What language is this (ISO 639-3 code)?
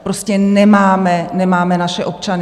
ces